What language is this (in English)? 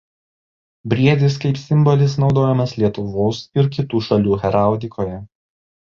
Lithuanian